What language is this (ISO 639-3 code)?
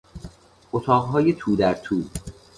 fas